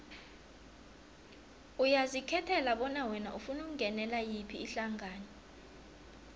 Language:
South Ndebele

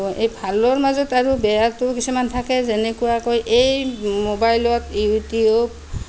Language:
Assamese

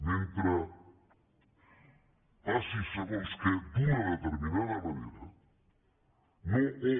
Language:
Catalan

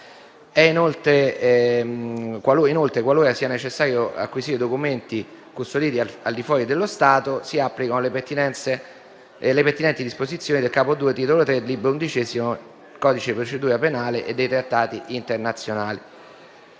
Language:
Italian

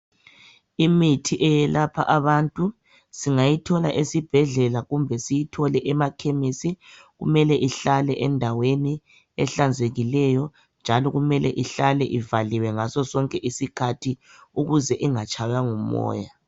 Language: North Ndebele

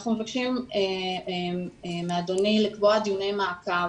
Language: Hebrew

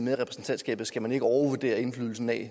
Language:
Danish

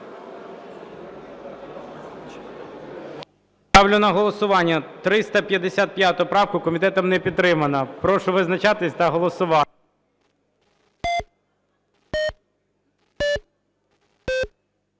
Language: Ukrainian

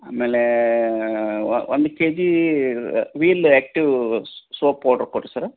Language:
Kannada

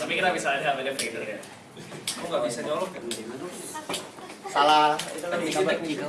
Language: Indonesian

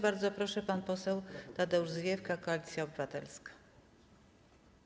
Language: Polish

